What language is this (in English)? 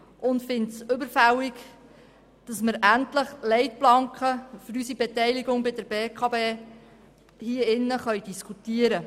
Swiss German